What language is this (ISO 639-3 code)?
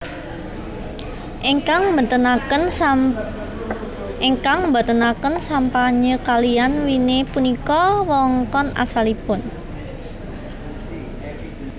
jav